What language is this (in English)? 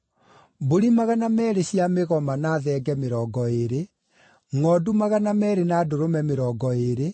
Kikuyu